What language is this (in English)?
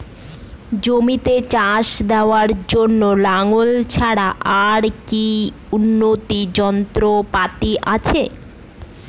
Bangla